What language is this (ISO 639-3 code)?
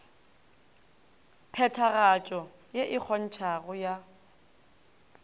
nso